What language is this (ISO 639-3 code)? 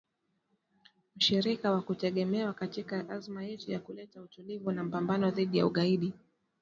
swa